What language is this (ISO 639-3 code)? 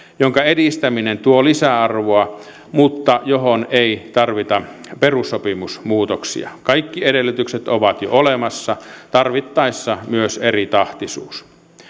fin